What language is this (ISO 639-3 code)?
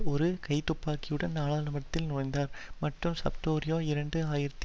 tam